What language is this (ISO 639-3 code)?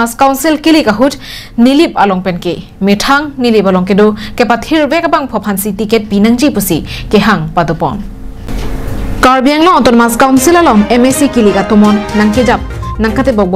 tha